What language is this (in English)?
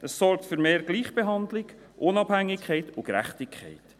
Swiss German